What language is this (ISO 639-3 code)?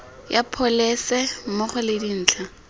tsn